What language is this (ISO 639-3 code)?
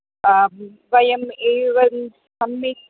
san